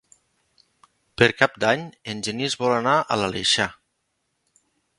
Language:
Catalan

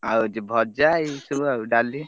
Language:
Odia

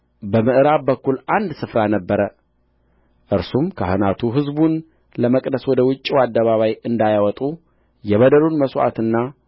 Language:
Amharic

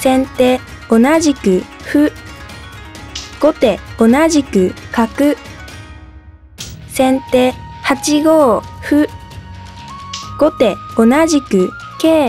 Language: Japanese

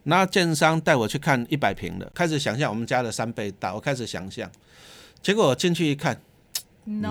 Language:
Chinese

